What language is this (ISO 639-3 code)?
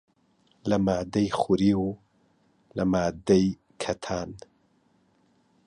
ckb